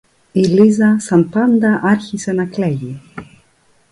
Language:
Greek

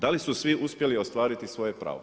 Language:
Croatian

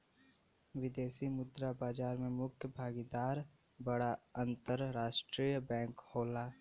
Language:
Bhojpuri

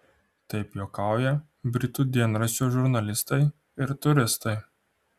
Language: Lithuanian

